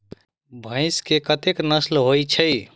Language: Maithili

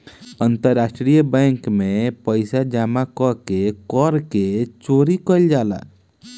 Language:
Bhojpuri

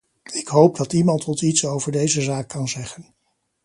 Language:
Dutch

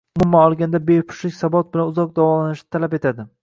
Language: Uzbek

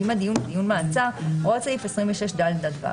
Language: Hebrew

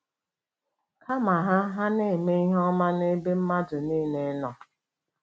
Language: Igbo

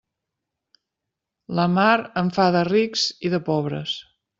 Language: Catalan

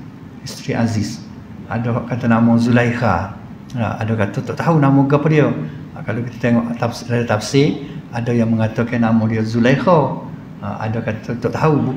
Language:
Malay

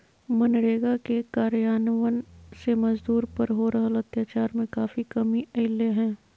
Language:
Magahi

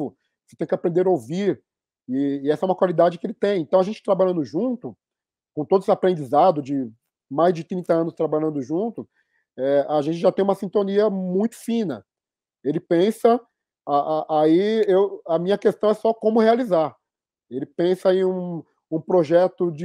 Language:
Portuguese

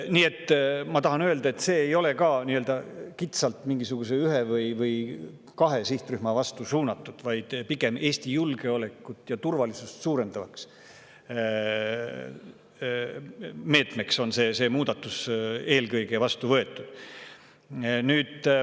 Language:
Estonian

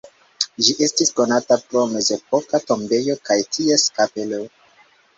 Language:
Esperanto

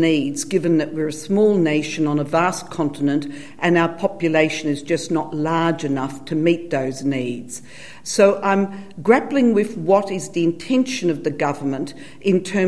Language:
Filipino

